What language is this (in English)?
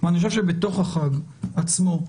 Hebrew